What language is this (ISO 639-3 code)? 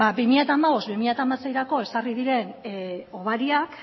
eus